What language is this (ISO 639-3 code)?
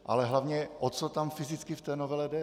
ces